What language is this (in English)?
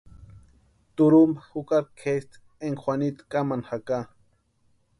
Western Highland Purepecha